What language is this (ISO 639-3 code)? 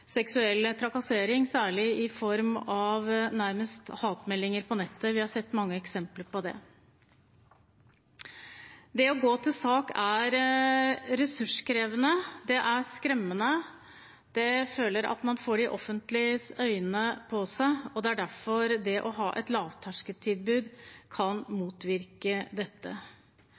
nob